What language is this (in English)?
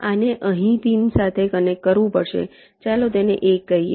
Gujarati